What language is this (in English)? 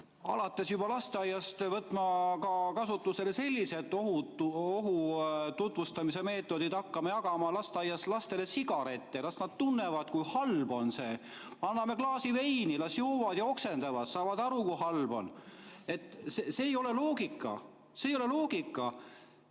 Estonian